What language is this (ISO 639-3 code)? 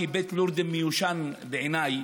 heb